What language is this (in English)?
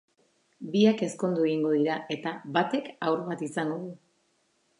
Basque